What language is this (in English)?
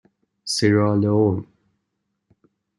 Persian